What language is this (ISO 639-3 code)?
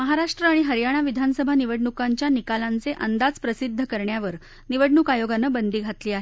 mar